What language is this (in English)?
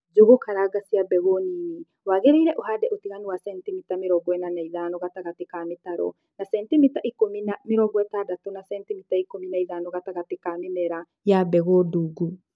Kikuyu